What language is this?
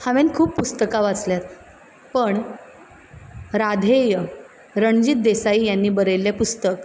Konkani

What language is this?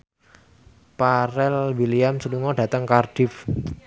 Javanese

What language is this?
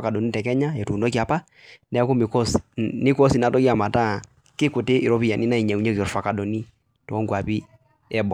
Masai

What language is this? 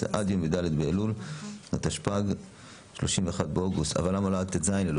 Hebrew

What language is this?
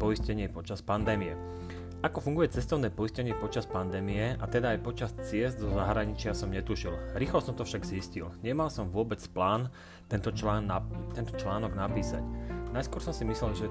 Slovak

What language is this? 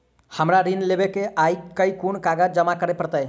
Maithili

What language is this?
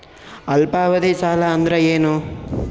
Kannada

